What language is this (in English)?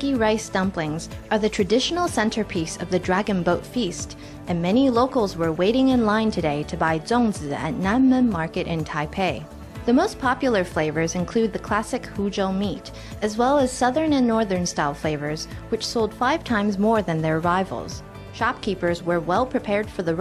English